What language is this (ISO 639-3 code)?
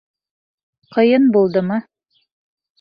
bak